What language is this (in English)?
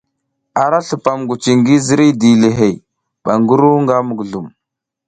South Giziga